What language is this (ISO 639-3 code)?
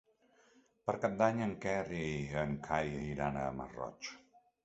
cat